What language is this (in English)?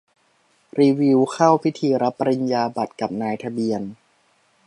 Thai